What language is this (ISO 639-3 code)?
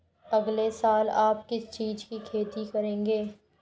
hin